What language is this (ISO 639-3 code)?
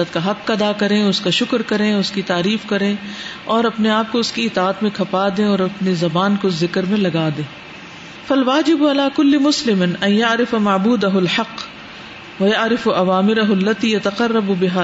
urd